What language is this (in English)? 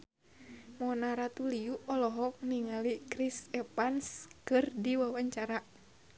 Sundanese